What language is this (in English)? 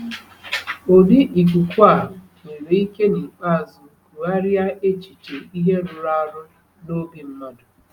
Igbo